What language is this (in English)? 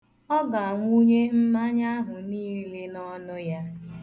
Igbo